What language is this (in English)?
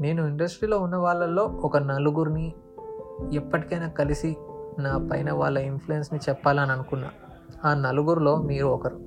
Telugu